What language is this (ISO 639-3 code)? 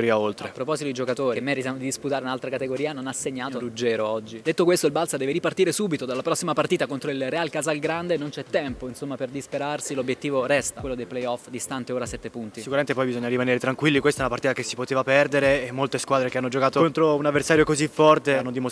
ita